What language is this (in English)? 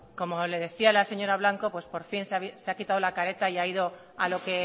Spanish